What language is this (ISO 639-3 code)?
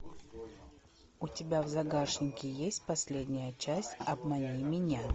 rus